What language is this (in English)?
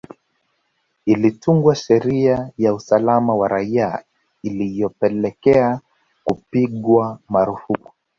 Swahili